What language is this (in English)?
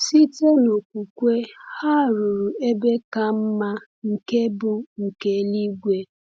Igbo